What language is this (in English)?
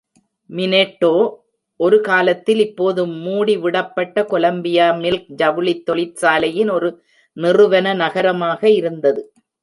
Tamil